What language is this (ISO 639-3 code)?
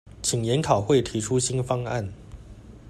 zho